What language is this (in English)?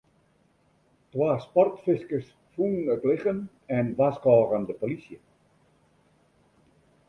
Western Frisian